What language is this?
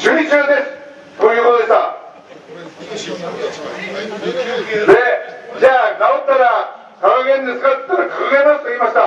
Japanese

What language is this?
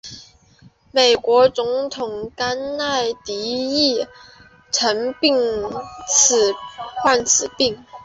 Chinese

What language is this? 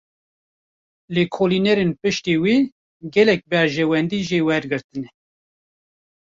Kurdish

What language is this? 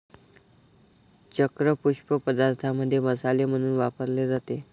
Marathi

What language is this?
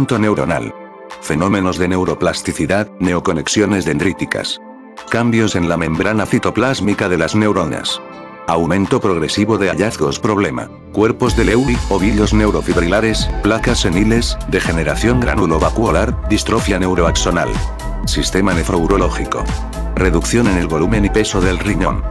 Spanish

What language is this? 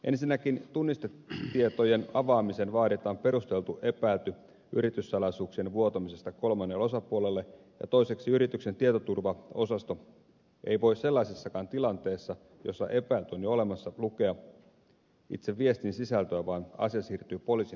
Finnish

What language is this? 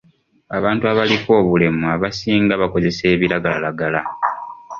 Ganda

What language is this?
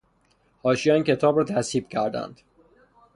Persian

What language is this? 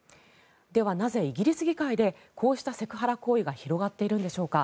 Japanese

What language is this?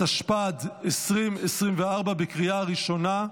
Hebrew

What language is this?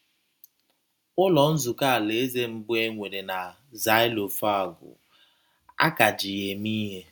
Igbo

